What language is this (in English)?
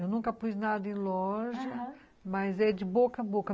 Portuguese